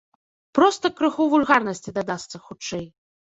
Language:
Belarusian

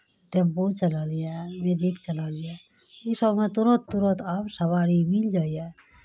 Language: Maithili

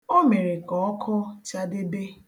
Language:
Igbo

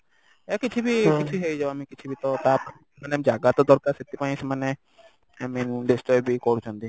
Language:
Odia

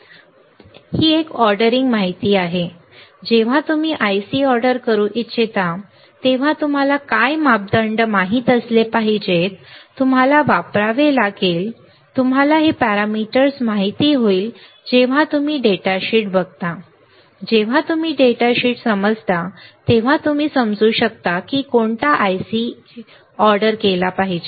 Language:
Marathi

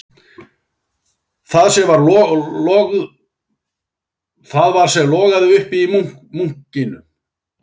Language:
Icelandic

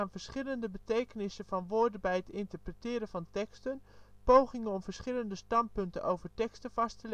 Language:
Dutch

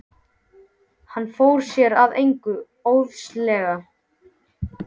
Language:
Icelandic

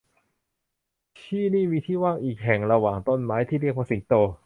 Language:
Thai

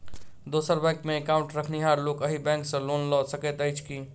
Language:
Maithili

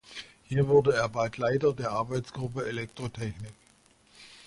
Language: German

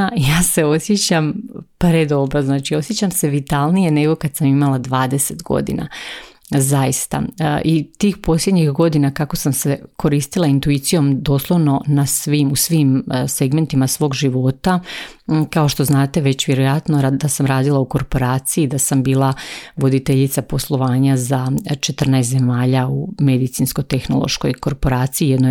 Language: Croatian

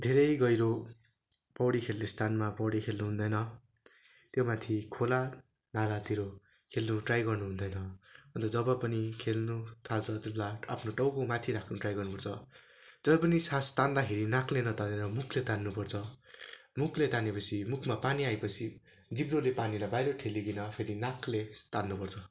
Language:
Nepali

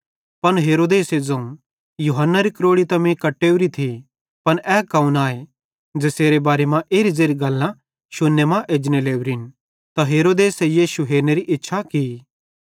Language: Bhadrawahi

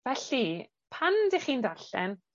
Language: Welsh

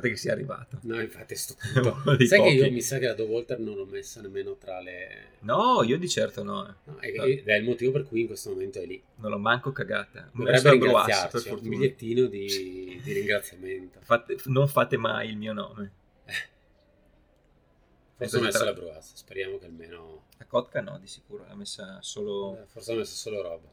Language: Italian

